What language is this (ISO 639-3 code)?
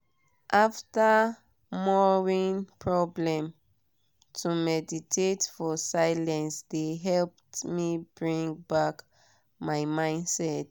pcm